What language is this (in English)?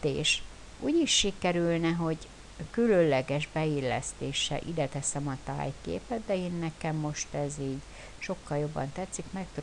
Hungarian